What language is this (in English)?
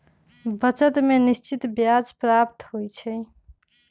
Magahi